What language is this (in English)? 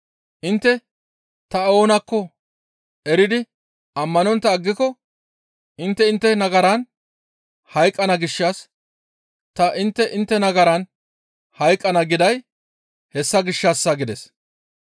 Gamo